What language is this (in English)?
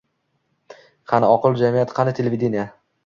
Uzbek